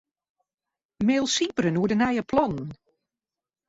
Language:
Western Frisian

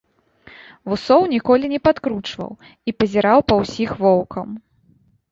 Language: Belarusian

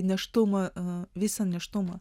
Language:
Lithuanian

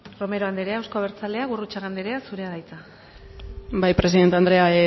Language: Basque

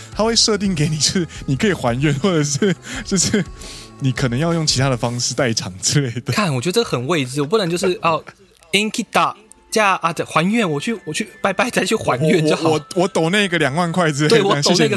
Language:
Chinese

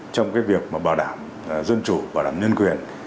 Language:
Vietnamese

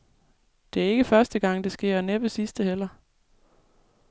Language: Danish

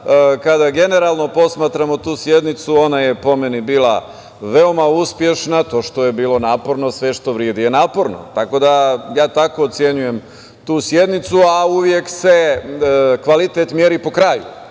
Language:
Serbian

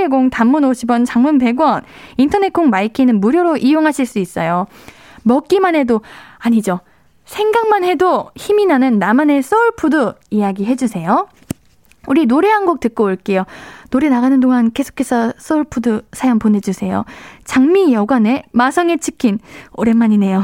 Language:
Korean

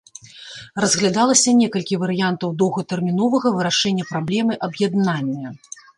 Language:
Belarusian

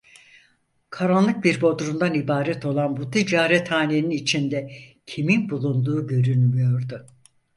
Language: Turkish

